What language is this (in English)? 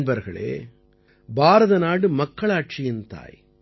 Tamil